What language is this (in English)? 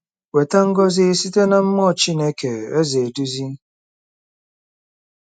Igbo